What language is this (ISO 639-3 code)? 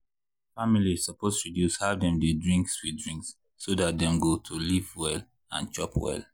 pcm